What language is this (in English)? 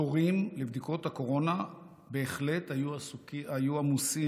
Hebrew